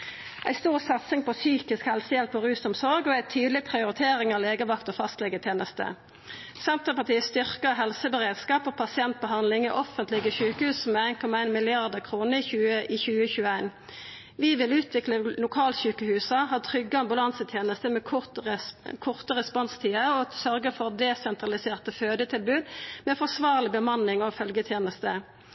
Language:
Norwegian Nynorsk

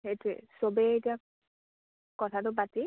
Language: Assamese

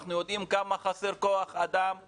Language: Hebrew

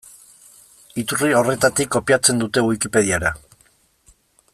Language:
Basque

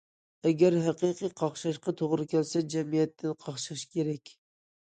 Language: Uyghur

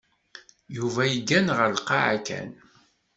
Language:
Kabyle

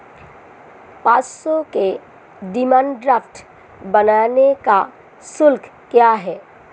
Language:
Hindi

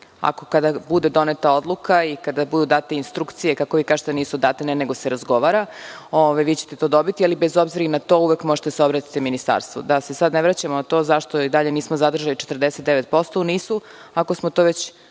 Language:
Serbian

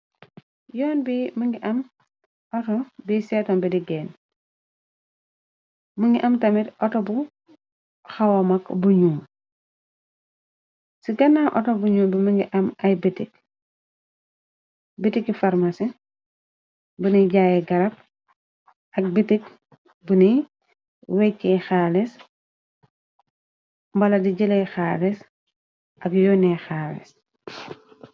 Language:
Wolof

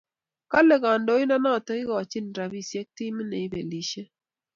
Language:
Kalenjin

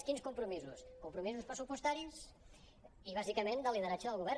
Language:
Catalan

